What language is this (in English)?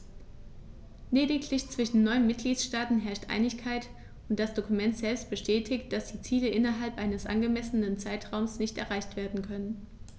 German